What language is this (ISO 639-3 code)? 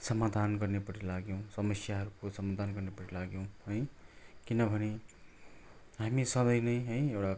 nep